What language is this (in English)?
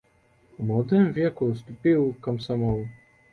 Belarusian